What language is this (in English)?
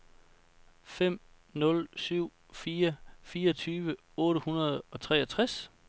Danish